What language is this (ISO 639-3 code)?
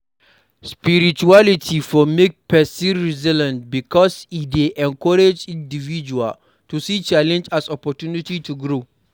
pcm